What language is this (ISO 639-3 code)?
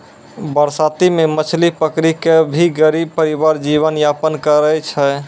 mai